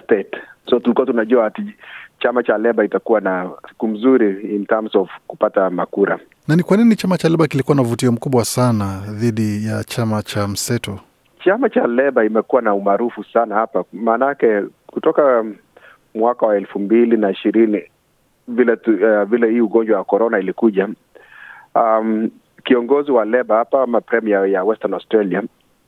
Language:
Swahili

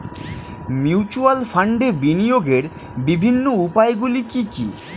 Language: Bangla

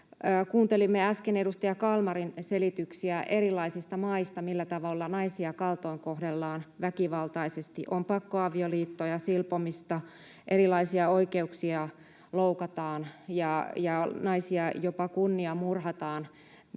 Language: Finnish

